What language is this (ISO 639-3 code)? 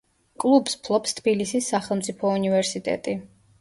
kat